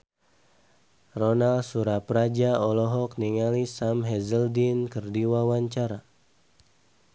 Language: Sundanese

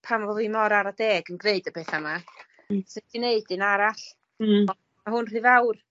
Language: Welsh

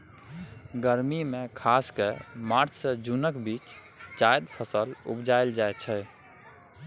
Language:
Maithili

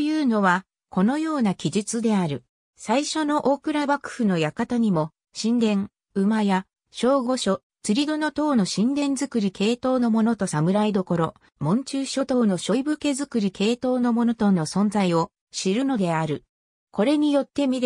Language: Japanese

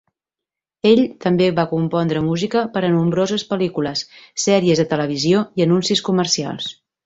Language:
Catalan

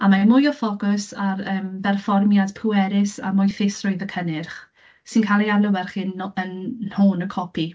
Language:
Welsh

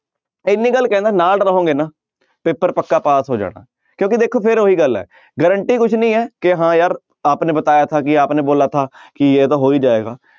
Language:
Punjabi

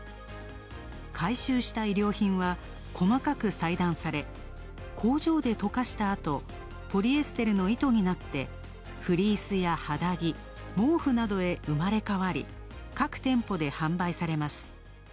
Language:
Japanese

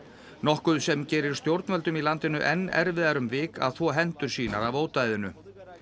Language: Icelandic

